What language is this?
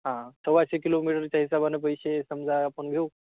Marathi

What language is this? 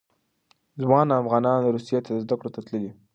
Pashto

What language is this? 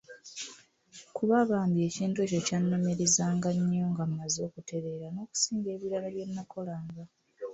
Ganda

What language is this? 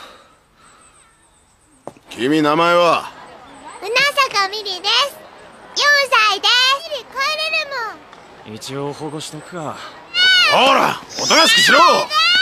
Japanese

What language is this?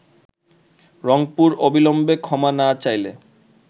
Bangla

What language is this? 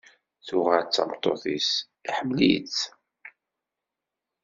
Kabyle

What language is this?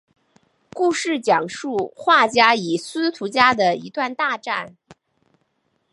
Chinese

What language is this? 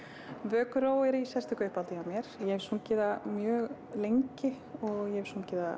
Icelandic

